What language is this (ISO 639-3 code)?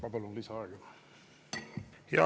est